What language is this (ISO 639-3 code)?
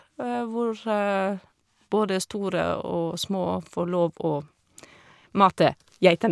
nor